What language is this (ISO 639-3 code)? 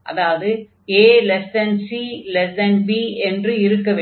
tam